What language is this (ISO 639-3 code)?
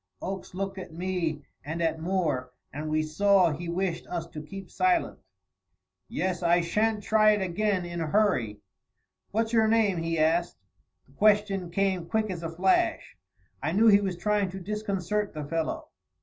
eng